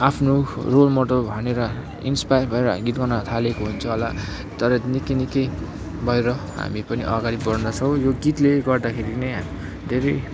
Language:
Nepali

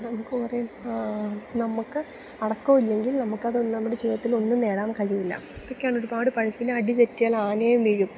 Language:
Malayalam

